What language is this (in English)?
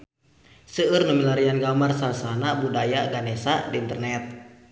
Sundanese